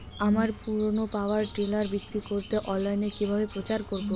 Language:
Bangla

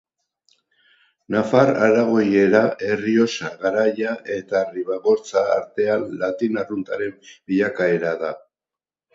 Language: Basque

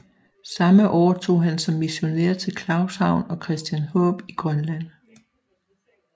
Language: Danish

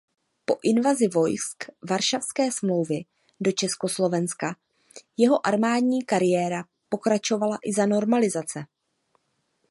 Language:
Czech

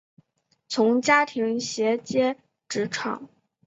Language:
Chinese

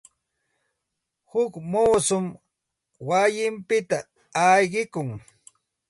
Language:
Santa Ana de Tusi Pasco Quechua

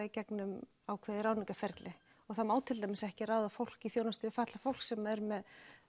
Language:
Icelandic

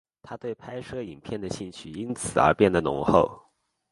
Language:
Chinese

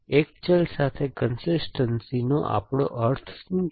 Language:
Gujarati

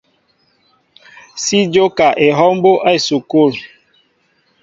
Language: Mbo (Cameroon)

